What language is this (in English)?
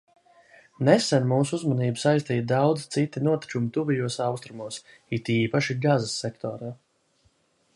Latvian